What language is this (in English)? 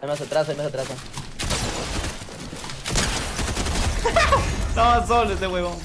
Spanish